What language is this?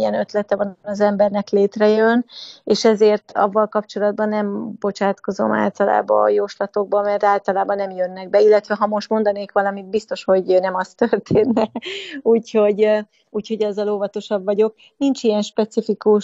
Hungarian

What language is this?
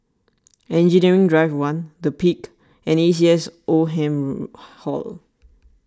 English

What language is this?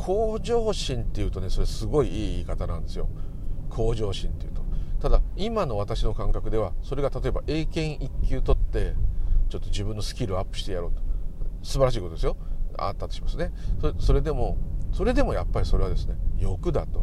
Japanese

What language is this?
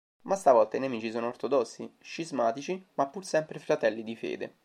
Italian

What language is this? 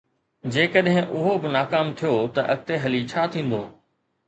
Sindhi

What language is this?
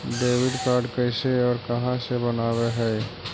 Magahi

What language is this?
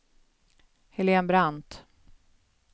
Swedish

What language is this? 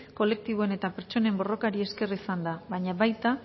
Basque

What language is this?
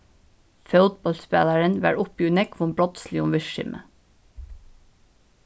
Faroese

